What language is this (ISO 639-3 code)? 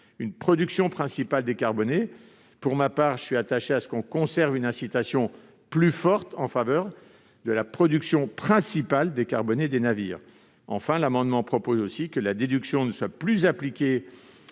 fra